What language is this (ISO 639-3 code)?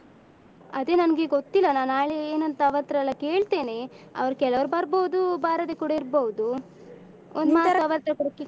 kan